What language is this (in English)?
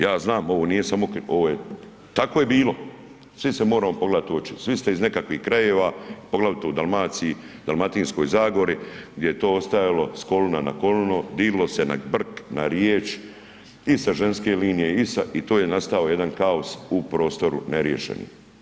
Croatian